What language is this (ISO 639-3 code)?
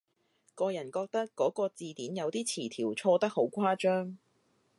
yue